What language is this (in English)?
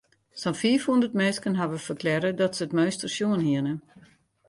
Western Frisian